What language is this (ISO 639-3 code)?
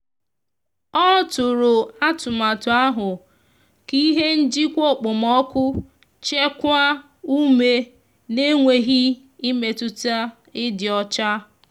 ibo